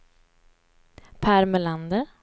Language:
Swedish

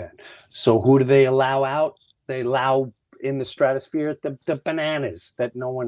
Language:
English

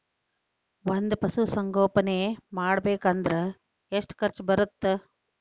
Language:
Kannada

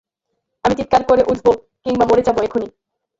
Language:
Bangla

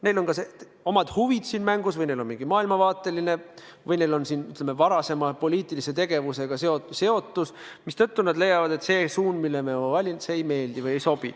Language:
Estonian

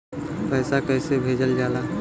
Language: Bhojpuri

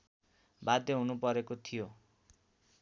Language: Nepali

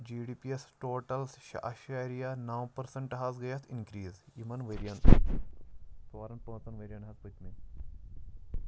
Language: Kashmiri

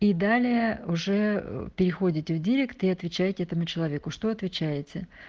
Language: Russian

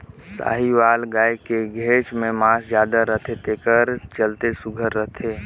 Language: Chhattisgarhi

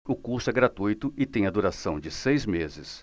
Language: Portuguese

